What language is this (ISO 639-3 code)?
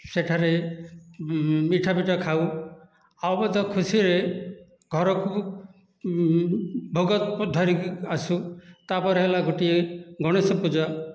ori